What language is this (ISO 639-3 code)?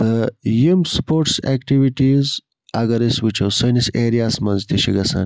kas